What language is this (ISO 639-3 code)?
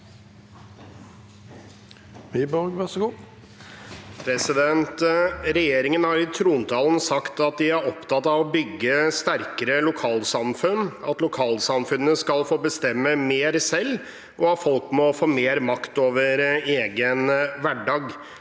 nor